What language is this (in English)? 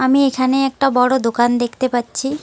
Bangla